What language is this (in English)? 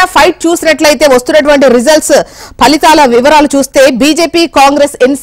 Telugu